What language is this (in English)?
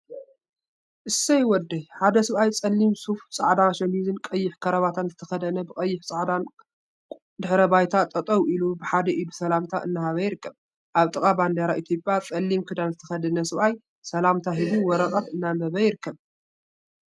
Tigrinya